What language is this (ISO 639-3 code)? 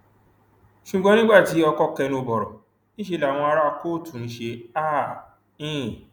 yor